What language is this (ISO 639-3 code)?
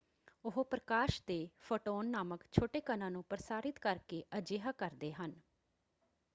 pan